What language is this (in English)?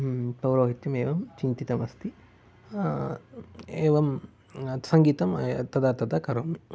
Sanskrit